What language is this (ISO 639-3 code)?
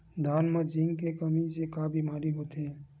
hne